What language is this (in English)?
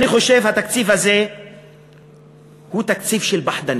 Hebrew